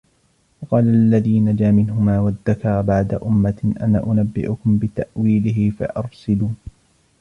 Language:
Arabic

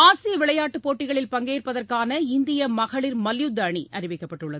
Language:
Tamil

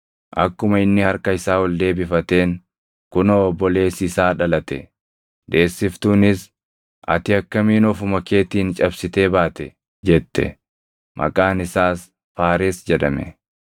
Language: Oromo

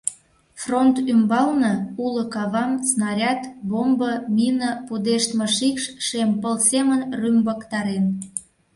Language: Mari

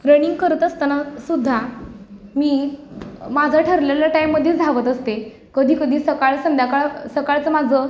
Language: Marathi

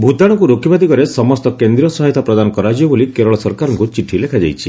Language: Odia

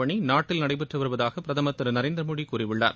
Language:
Tamil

